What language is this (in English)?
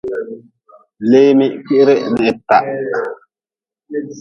Nawdm